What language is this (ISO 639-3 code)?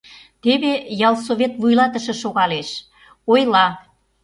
chm